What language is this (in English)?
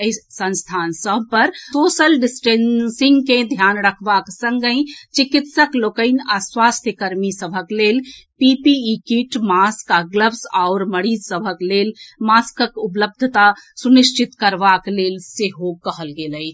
Maithili